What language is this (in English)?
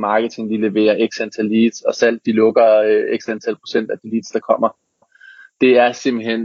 Danish